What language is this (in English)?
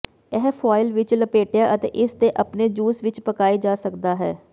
Punjabi